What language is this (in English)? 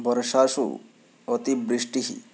Sanskrit